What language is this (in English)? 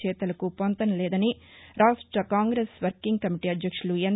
Telugu